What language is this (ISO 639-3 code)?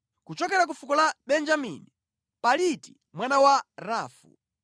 nya